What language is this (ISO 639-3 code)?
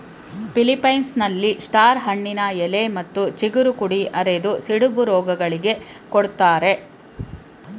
kan